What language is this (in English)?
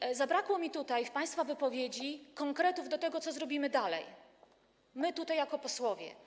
Polish